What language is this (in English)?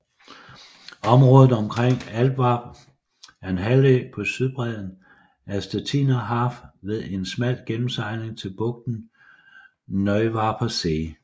Danish